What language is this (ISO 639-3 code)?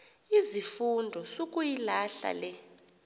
xho